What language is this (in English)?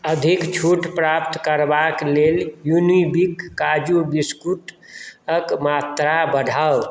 Maithili